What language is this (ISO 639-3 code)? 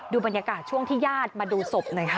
tha